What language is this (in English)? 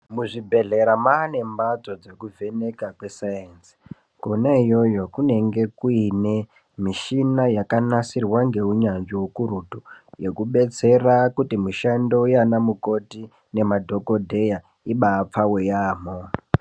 Ndau